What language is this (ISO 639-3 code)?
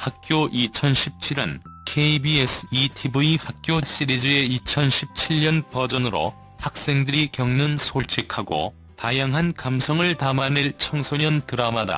kor